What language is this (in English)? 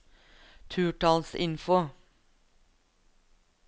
Norwegian